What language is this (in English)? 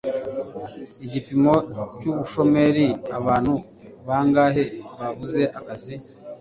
Kinyarwanda